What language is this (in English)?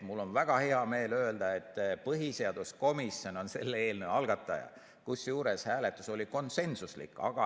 Estonian